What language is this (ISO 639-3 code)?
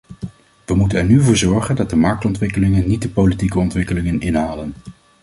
nld